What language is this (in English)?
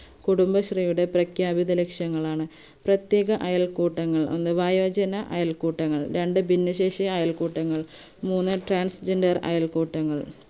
Malayalam